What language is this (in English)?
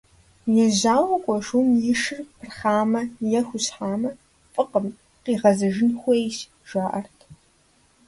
Kabardian